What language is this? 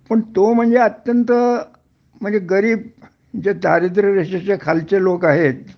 Marathi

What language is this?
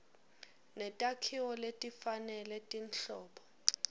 Swati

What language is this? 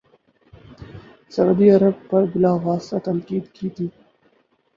Urdu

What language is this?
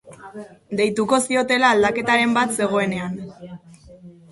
Basque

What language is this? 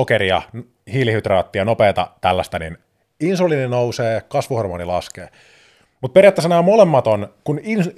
Finnish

